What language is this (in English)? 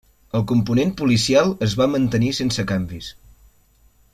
Catalan